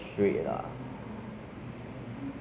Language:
English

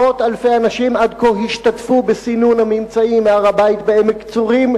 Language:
Hebrew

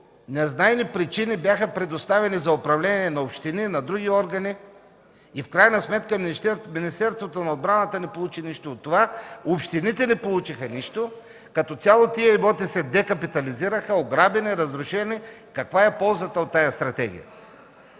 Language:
Bulgarian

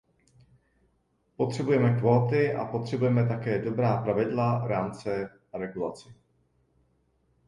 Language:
Czech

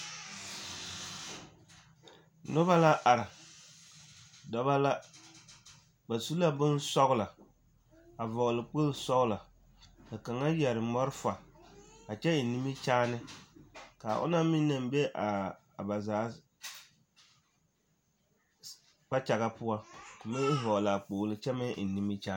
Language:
Southern Dagaare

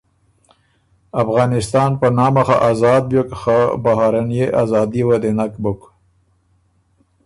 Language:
Ormuri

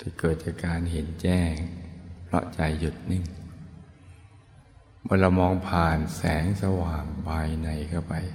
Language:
Thai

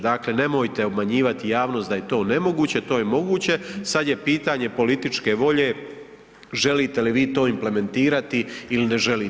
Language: Croatian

